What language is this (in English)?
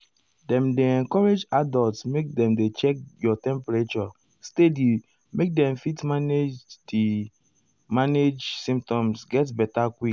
Nigerian Pidgin